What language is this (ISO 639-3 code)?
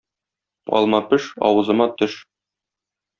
tat